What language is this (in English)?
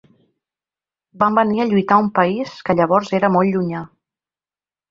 Catalan